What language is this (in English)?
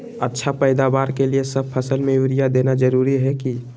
Magahi